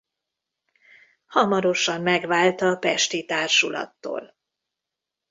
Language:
Hungarian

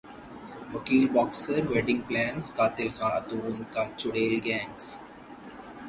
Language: Urdu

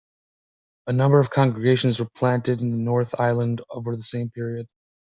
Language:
English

